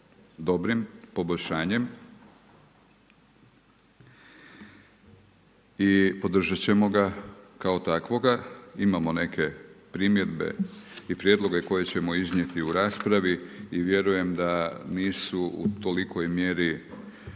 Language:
Croatian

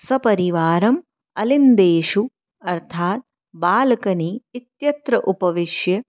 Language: Sanskrit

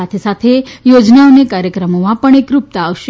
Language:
Gujarati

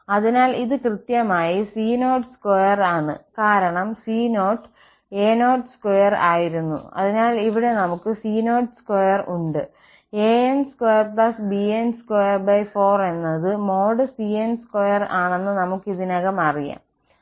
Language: Malayalam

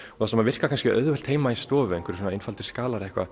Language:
Icelandic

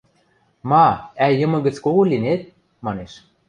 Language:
Western Mari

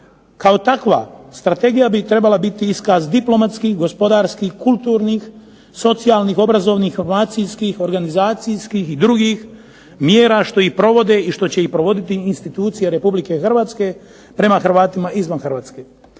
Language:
Croatian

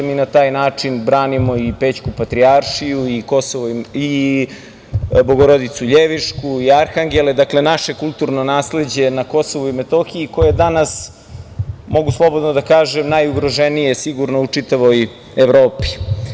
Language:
Serbian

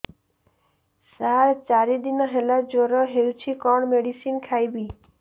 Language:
Odia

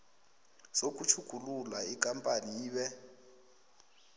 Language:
South Ndebele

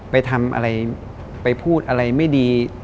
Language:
Thai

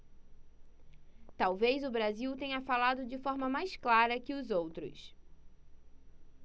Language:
Portuguese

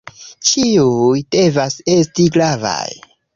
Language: Esperanto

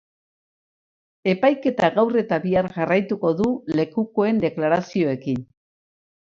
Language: Basque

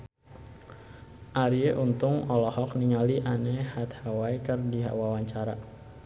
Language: Sundanese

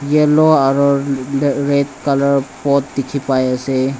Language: Naga Pidgin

